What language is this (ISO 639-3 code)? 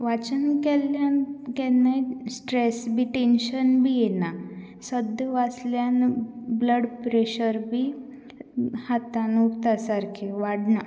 kok